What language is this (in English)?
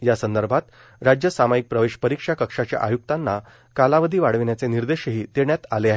Marathi